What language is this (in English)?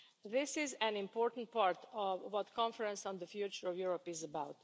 English